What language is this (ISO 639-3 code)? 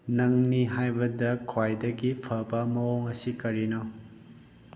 mni